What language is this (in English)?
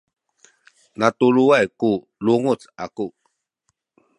Sakizaya